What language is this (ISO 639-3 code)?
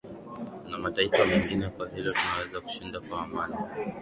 swa